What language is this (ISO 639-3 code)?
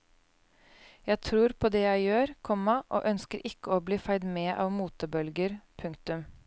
nor